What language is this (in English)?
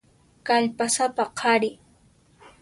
Puno Quechua